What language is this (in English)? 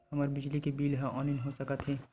Chhattisgarhi